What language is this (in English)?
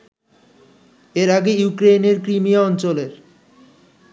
Bangla